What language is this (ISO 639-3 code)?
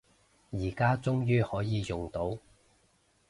yue